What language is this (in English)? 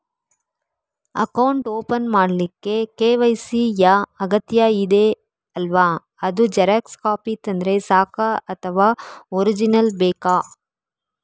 Kannada